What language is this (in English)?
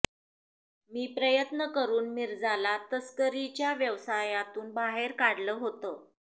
Marathi